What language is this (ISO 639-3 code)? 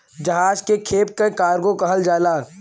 bho